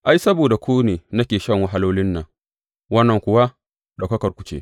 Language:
Hausa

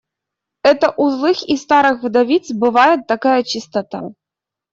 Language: Russian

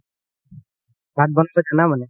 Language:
Assamese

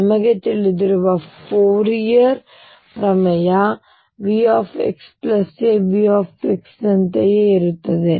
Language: Kannada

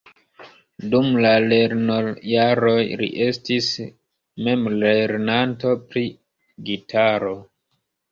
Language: Esperanto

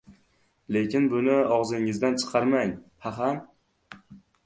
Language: Uzbek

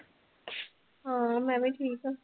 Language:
Punjabi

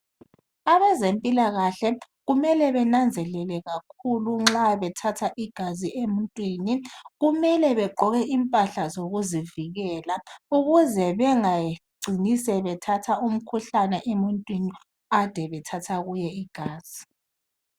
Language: North Ndebele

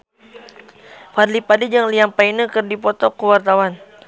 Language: Sundanese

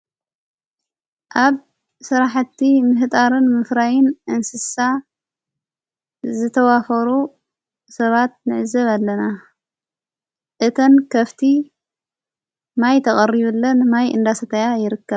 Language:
Tigrinya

